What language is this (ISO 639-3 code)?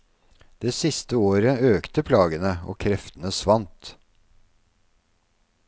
nor